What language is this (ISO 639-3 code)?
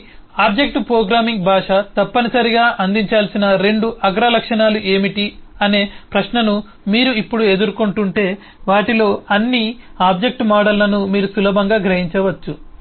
tel